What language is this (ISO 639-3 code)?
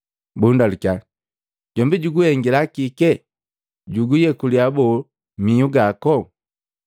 mgv